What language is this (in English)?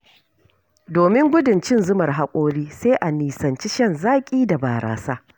Hausa